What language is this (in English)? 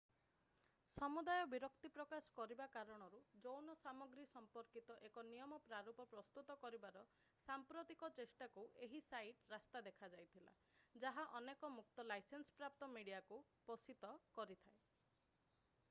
Odia